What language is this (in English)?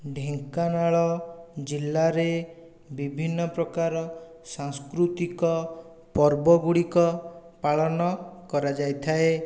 Odia